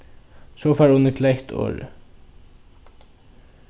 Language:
Faroese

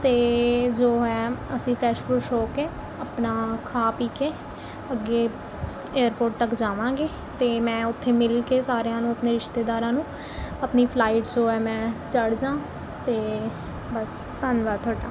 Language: Punjabi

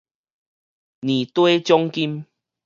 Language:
Min Nan Chinese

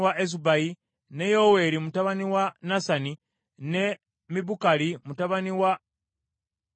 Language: Ganda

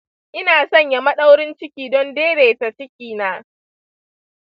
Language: Hausa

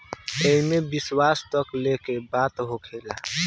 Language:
Bhojpuri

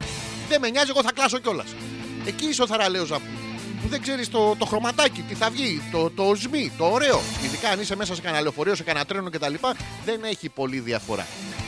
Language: Greek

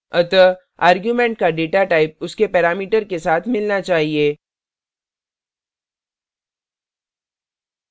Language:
Hindi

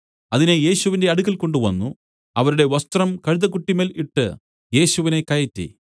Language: Malayalam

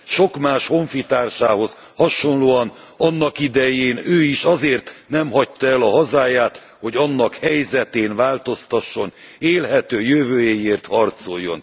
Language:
Hungarian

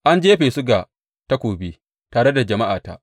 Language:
Hausa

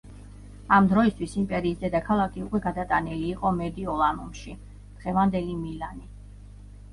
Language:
Georgian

